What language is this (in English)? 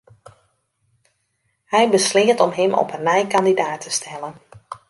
Western Frisian